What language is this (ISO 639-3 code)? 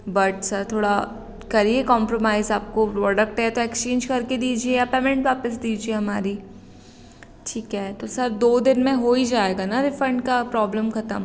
hin